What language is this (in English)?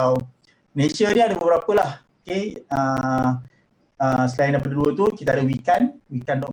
Malay